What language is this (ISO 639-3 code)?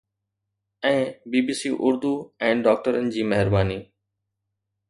snd